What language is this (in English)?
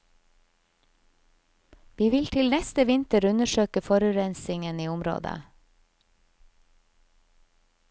Norwegian